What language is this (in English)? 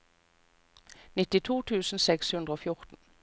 Norwegian